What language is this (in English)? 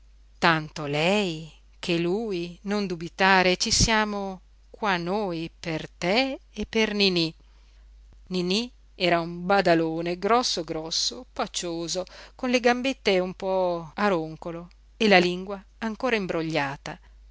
Italian